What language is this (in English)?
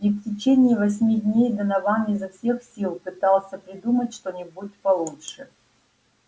Russian